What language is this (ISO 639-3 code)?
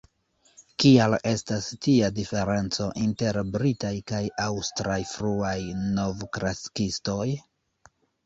epo